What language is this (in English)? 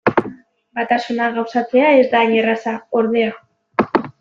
Basque